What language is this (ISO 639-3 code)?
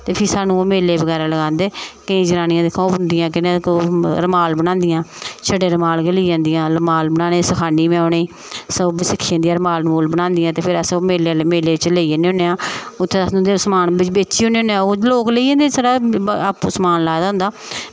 doi